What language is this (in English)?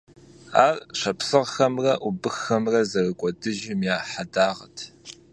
Kabardian